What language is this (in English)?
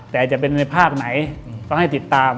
Thai